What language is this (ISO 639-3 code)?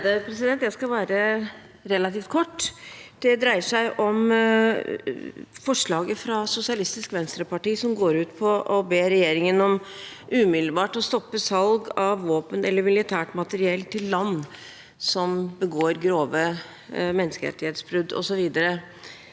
nor